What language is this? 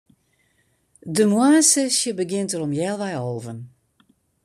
Western Frisian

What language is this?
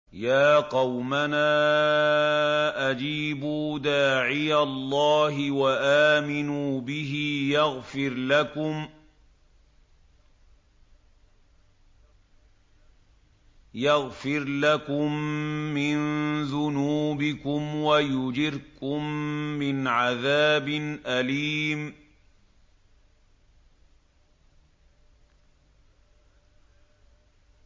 Arabic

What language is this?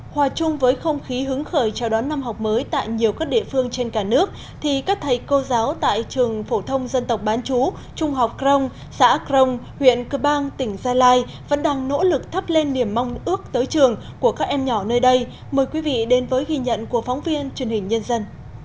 Vietnamese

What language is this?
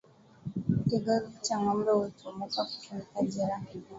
Swahili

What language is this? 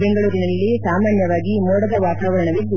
Kannada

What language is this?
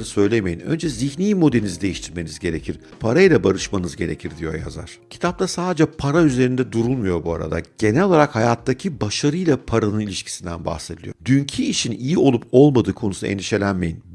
Turkish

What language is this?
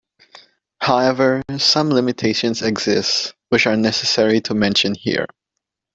English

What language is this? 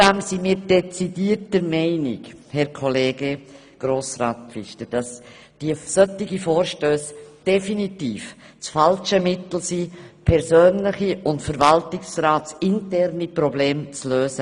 Swiss German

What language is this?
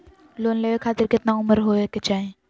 Magahi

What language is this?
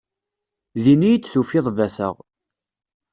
Kabyle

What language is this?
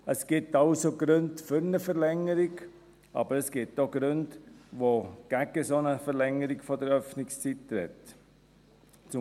Swiss German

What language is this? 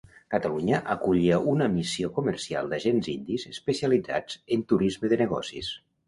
Catalan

